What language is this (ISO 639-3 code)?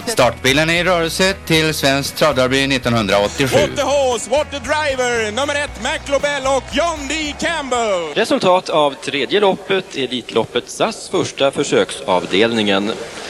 swe